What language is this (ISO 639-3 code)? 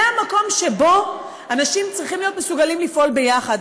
heb